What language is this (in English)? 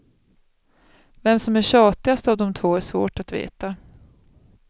Swedish